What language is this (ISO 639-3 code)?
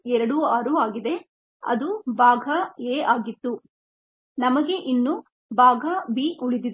kan